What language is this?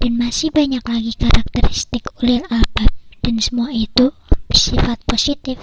Indonesian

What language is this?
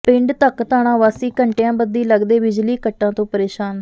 Punjabi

